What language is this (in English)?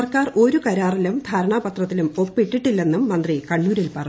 Malayalam